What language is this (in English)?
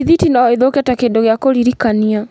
Kikuyu